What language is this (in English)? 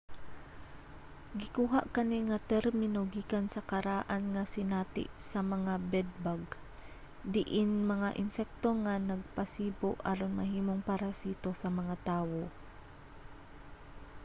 Cebuano